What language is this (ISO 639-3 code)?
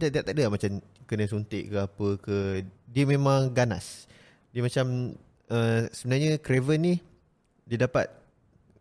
msa